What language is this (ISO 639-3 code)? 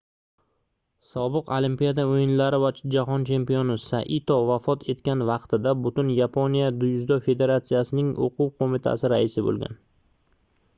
uzb